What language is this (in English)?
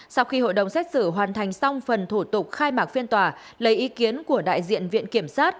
Vietnamese